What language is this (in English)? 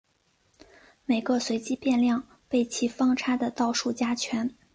Chinese